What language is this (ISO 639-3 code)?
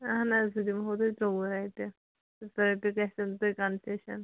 kas